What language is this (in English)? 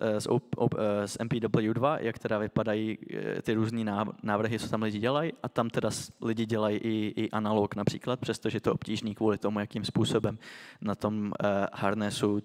Czech